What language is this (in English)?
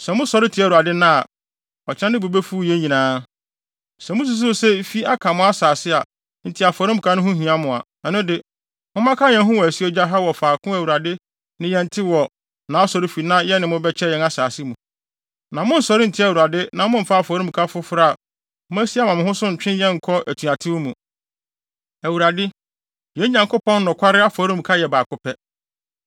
Akan